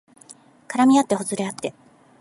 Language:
Japanese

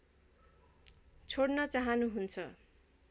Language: Nepali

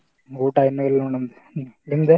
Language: Kannada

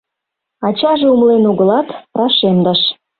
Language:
Mari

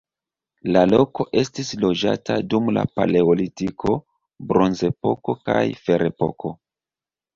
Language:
Esperanto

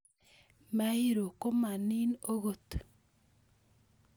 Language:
Kalenjin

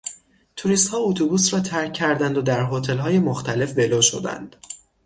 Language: Persian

